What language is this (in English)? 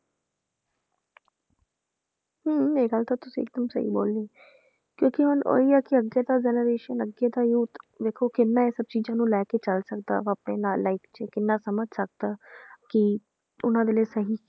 Punjabi